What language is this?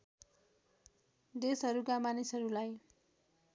Nepali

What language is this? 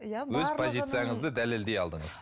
Kazakh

